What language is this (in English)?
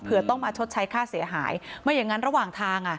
Thai